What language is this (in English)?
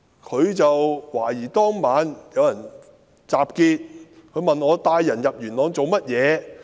Cantonese